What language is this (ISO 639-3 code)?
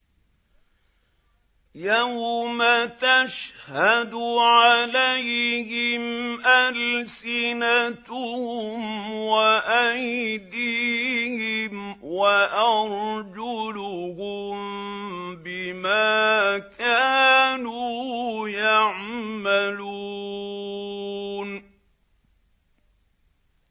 ara